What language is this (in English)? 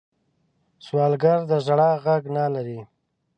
Pashto